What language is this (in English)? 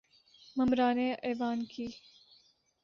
Urdu